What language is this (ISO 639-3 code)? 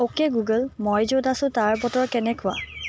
asm